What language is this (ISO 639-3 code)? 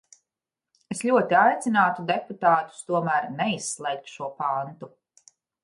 lav